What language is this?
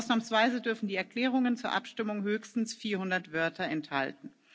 German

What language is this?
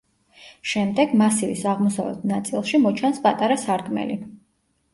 Georgian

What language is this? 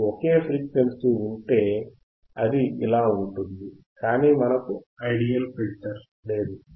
Telugu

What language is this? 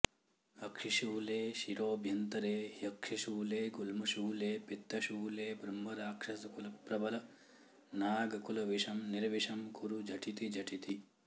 Sanskrit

